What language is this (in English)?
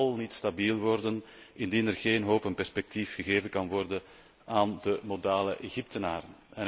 Dutch